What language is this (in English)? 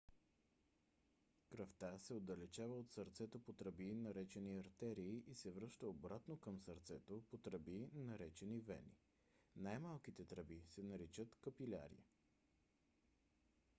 Bulgarian